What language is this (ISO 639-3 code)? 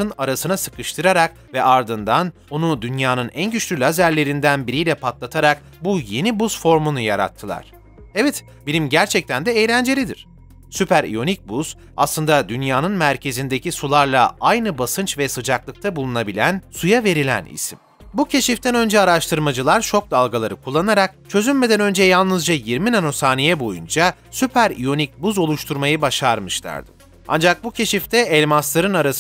tur